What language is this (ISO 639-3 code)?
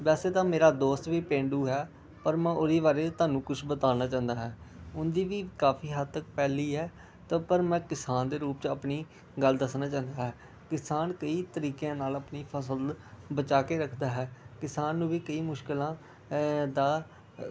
pan